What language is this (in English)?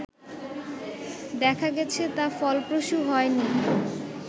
Bangla